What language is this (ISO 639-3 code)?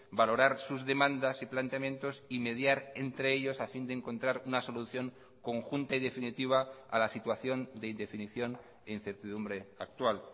spa